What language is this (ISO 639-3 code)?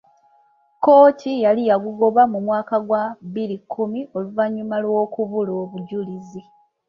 lug